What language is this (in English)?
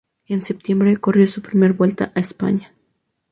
Spanish